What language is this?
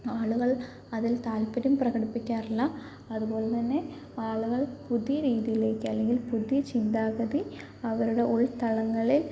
Malayalam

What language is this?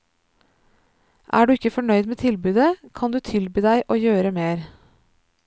Norwegian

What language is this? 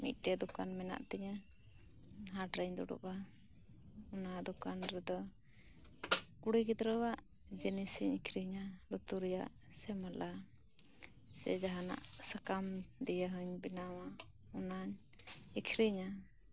Santali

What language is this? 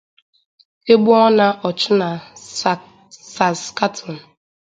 Igbo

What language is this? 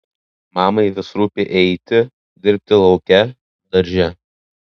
Lithuanian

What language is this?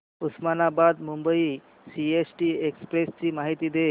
Marathi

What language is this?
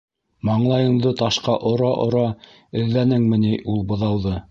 Bashkir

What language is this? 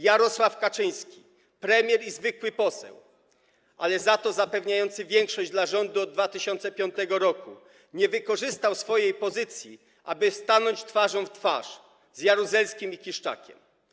Polish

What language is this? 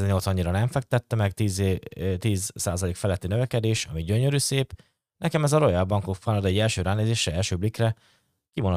Hungarian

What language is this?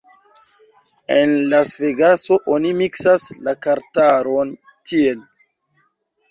Esperanto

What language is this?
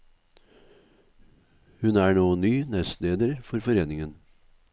Norwegian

